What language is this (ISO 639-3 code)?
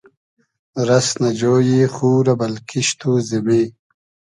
haz